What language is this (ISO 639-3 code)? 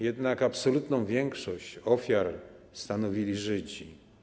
pol